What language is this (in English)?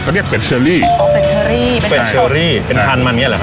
Thai